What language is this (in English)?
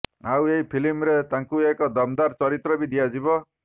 Odia